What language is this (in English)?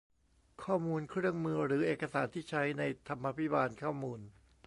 Thai